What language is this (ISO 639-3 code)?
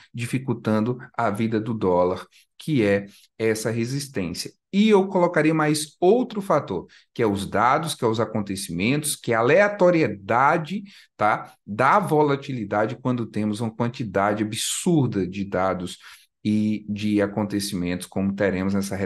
por